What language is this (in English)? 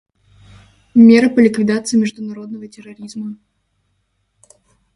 Russian